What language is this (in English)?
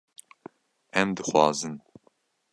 Kurdish